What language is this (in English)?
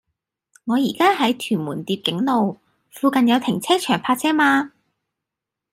Cantonese